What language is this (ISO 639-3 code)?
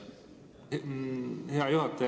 est